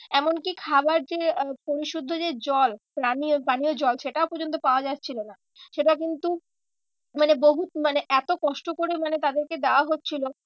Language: Bangla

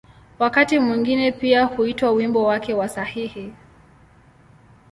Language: Swahili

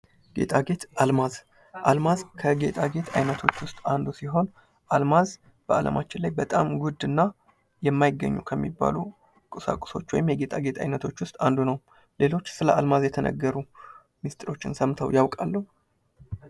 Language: Amharic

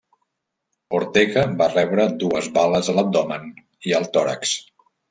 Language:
Catalan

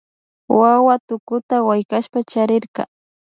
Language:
Imbabura Highland Quichua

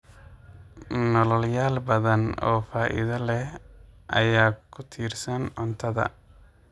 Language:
Somali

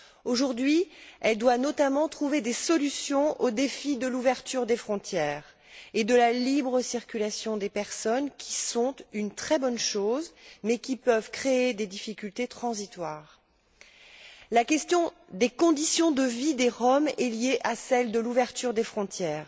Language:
French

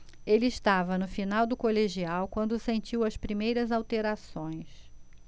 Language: Portuguese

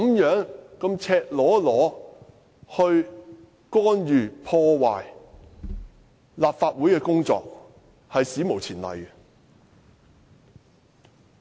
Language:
Cantonese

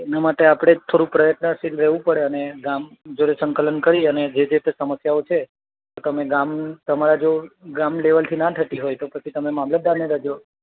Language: Gujarati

